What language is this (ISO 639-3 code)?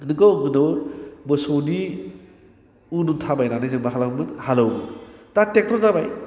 brx